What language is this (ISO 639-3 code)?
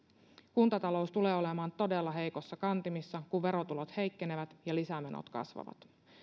fin